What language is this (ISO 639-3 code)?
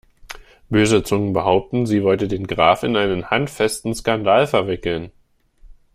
deu